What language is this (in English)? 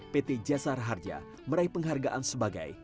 Indonesian